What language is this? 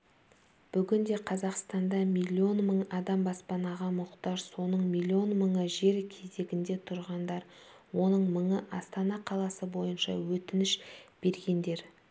Kazakh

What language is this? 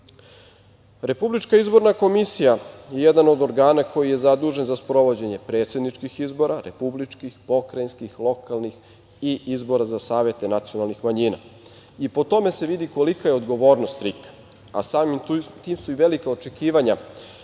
Serbian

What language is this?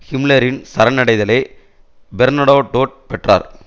Tamil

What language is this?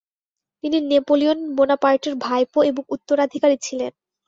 Bangla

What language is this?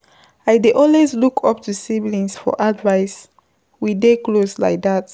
Nigerian Pidgin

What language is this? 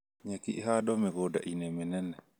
Kikuyu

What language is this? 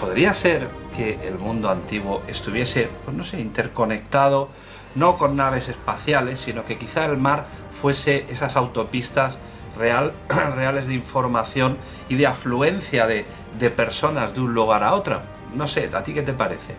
Spanish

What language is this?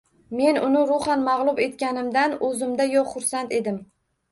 Uzbek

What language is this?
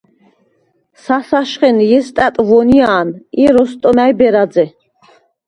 Svan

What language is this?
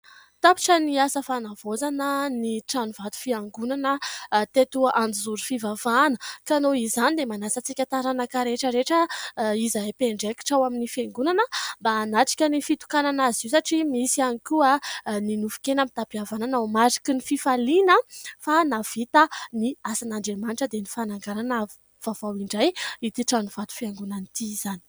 Malagasy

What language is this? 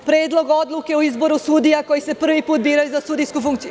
Serbian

